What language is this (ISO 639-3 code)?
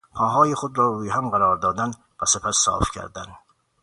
fas